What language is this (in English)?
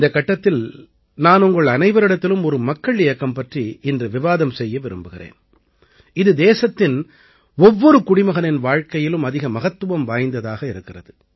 Tamil